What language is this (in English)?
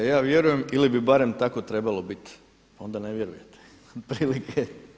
Croatian